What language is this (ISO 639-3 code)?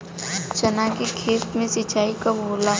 bho